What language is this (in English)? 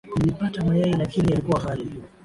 Swahili